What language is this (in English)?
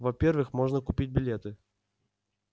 Russian